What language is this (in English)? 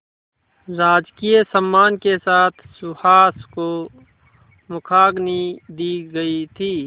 Hindi